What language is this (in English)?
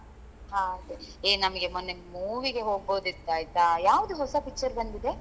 Kannada